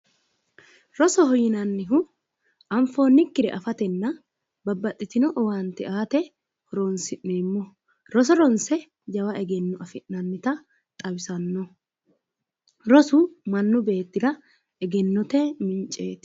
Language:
Sidamo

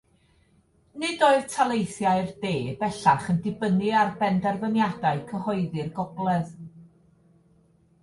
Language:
Welsh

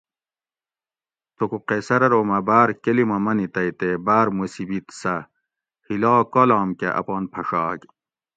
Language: Gawri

